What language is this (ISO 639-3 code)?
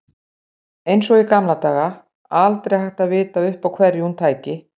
isl